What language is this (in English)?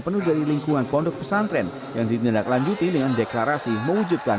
Indonesian